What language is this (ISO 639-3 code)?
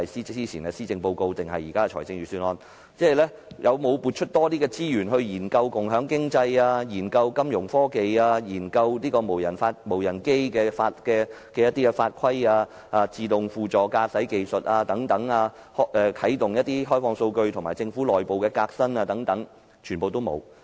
yue